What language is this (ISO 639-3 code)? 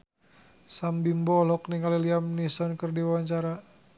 sun